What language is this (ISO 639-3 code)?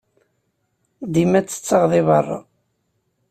kab